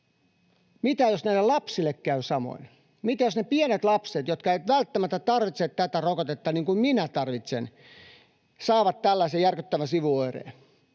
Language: Finnish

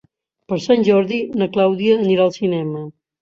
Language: Catalan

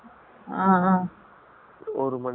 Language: Tamil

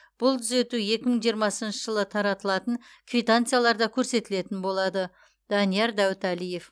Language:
Kazakh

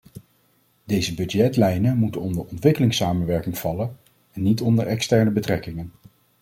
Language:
Dutch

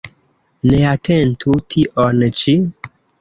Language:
Esperanto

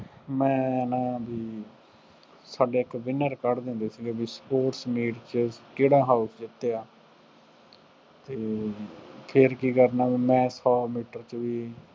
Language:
Punjabi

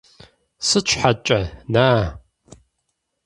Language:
Kabardian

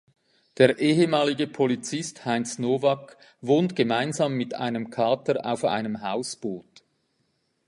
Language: German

